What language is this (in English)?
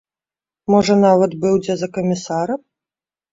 Belarusian